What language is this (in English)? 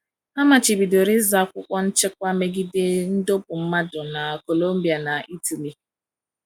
Igbo